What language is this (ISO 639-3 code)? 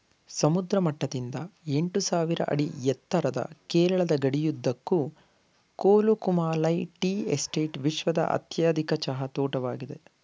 kan